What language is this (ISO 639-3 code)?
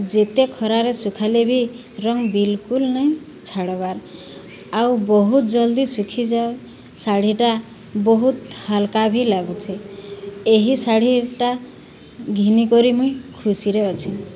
ori